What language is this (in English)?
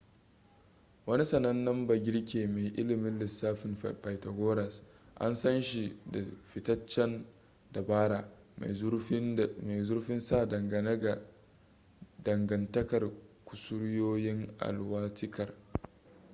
Hausa